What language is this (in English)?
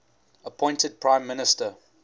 English